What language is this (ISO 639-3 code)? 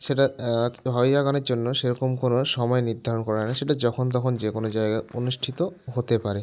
ben